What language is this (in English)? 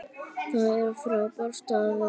Icelandic